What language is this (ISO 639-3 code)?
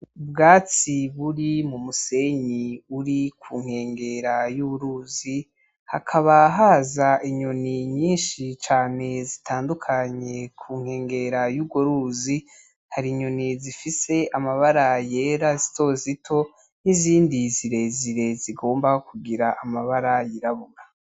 run